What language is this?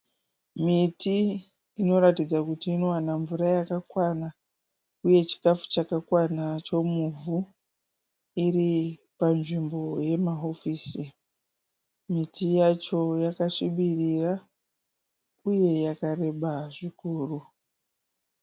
Shona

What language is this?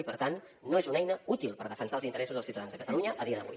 Catalan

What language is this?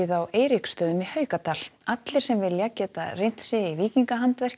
Icelandic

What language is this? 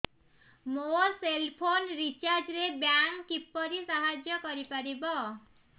Odia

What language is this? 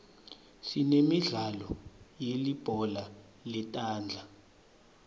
Swati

